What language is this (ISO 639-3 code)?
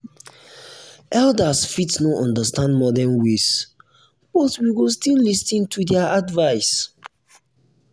pcm